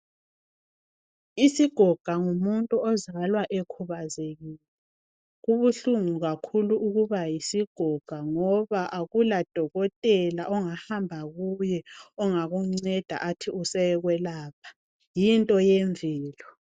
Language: North Ndebele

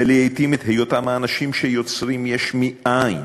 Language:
Hebrew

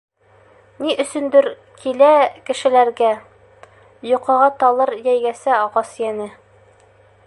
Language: Bashkir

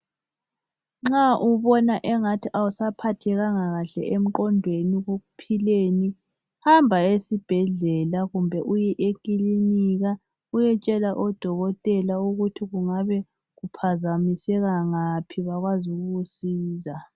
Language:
North Ndebele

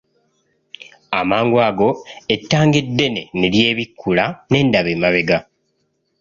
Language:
Ganda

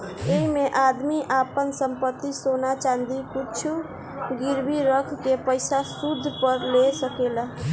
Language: Bhojpuri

